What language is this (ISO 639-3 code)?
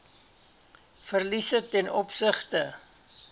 afr